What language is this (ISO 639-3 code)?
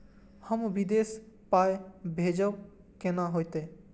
mai